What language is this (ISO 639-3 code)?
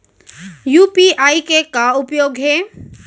hne